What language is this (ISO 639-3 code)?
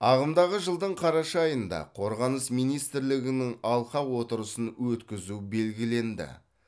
kaz